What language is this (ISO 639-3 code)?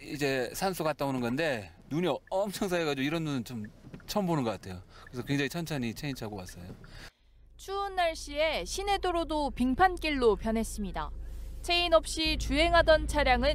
kor